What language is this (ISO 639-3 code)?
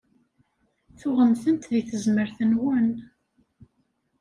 kab